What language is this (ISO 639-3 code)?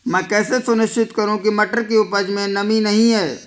hin